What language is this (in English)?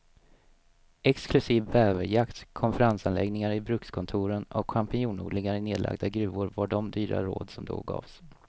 Swedish